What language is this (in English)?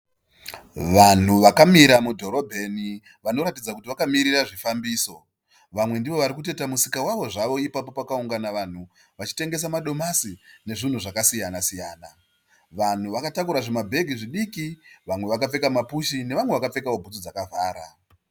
Shona